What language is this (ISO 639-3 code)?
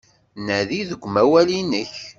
kab